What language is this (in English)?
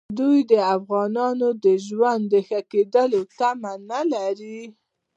Pashto